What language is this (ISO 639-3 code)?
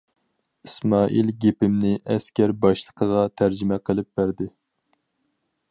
uig